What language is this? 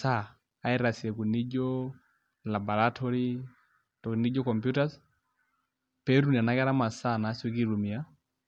Masai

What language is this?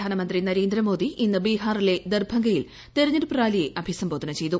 Malayalam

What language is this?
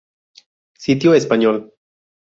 Spanish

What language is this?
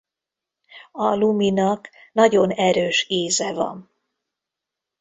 Hungarian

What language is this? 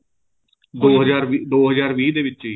Punjabi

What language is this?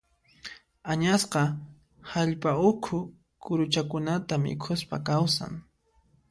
Puno Quechua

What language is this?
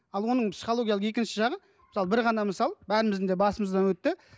Kazakh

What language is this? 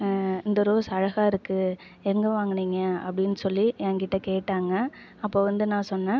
Tamil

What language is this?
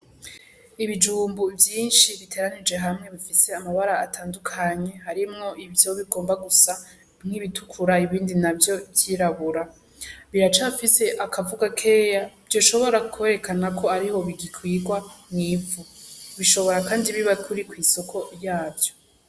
Rundi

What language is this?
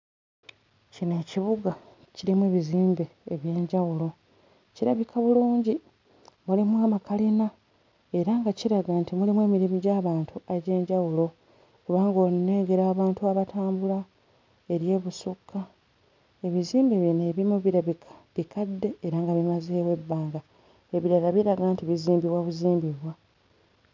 Ganda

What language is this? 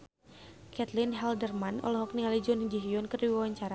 Sundanese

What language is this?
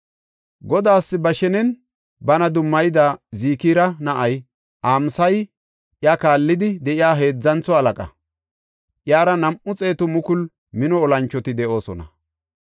Gofa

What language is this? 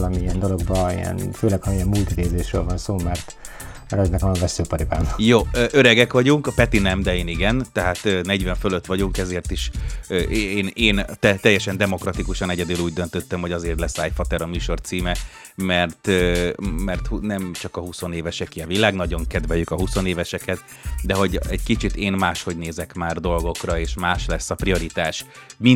Hungarian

